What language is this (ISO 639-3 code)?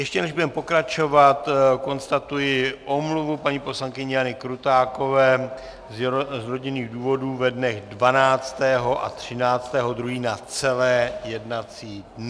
ces